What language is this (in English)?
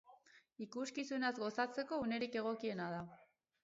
Basque